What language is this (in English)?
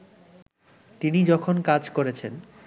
Bangla